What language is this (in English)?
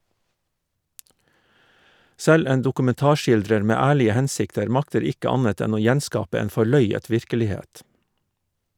Norwegian